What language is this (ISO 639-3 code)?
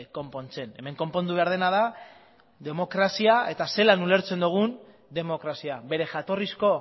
eus